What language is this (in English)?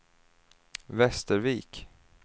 Swedish